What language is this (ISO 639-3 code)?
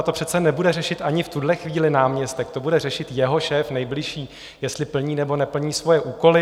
ces